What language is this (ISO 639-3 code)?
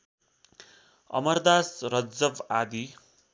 nep